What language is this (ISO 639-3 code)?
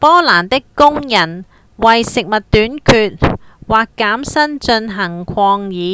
yue